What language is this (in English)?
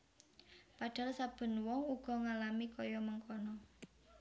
Javanese